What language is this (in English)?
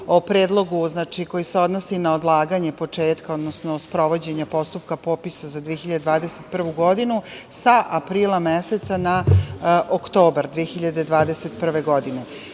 Serbian